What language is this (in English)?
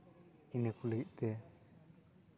Santali